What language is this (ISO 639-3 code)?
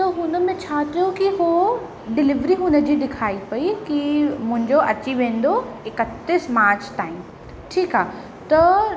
snd